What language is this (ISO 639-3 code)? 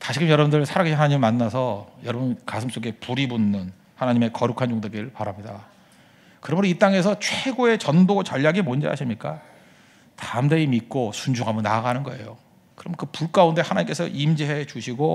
kor